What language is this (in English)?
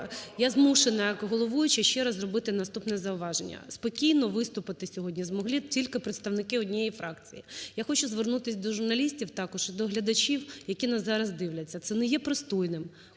Ukrainian